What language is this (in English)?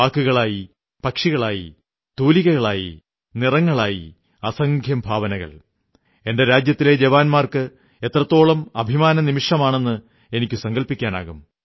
Malayalam